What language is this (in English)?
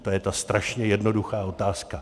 Czech